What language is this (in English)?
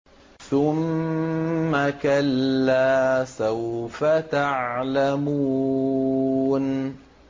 Arabic